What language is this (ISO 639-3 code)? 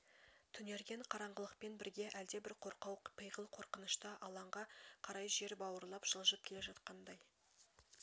kaz